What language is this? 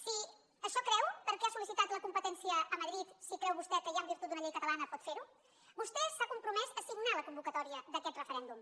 Catalan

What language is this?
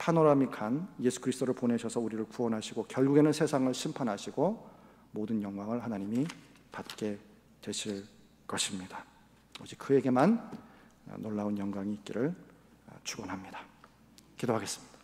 Korean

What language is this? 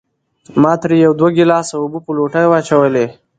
Pashto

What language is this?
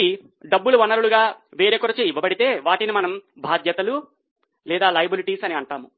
Telugu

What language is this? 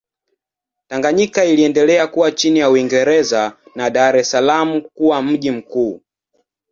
Swahili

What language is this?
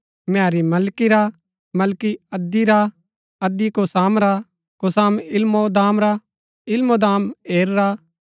Gaddi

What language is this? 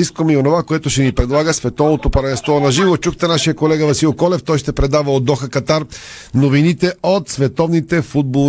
Bulgarian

